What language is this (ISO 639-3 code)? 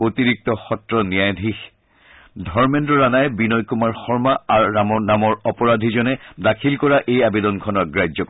asm